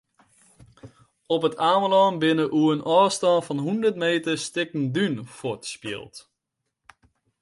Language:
Western Frisian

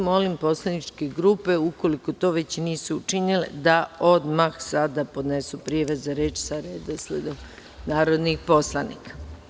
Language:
Serbian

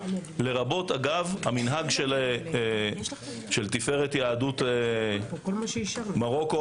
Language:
Hebrew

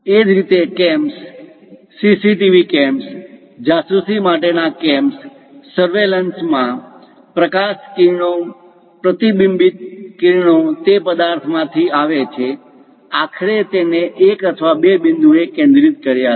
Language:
Gujarati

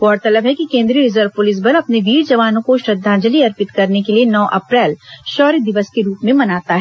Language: Hindi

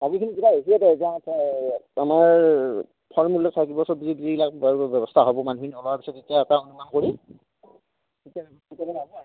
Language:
Assamese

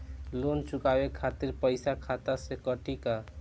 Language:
Bhojpuri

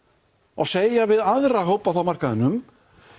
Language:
Icelandic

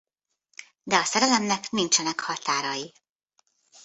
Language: Hungarian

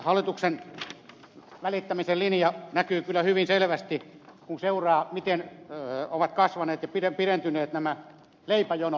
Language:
Finnish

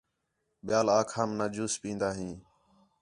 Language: Khetrani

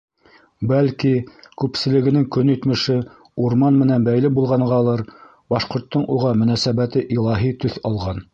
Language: Bashkir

